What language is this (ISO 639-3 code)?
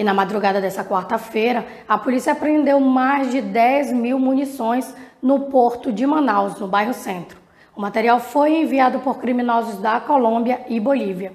por